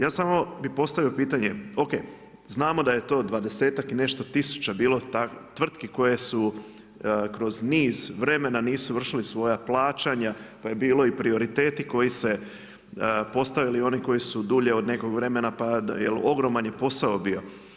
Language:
Croatian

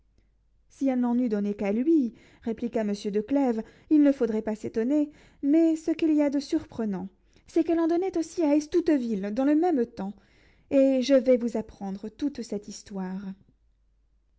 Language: French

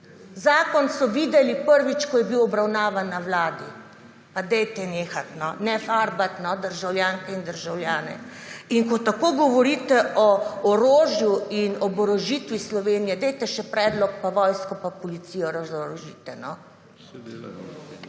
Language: Slovenian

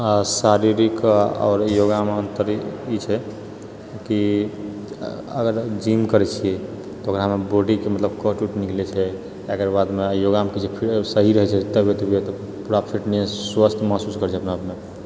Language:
Maithili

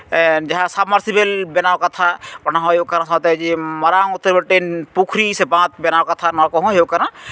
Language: Santali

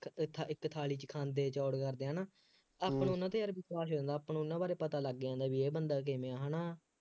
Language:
Punjabi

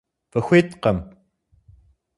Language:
Kabardian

